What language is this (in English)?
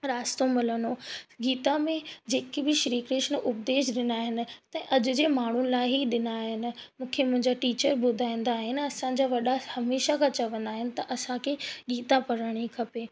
Sindhi